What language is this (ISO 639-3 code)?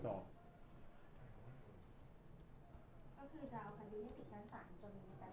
tha